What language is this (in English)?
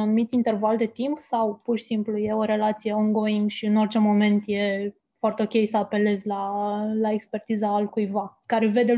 Romanian